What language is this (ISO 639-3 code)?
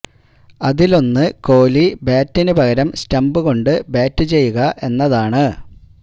mal